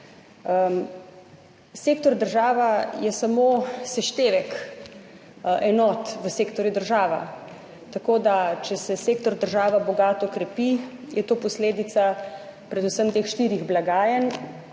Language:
Slovenian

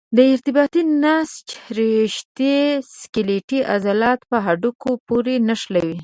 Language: Pashto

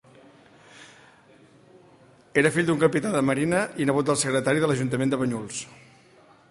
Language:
Catalan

